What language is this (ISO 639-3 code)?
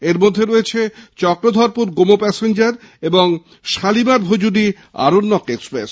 ben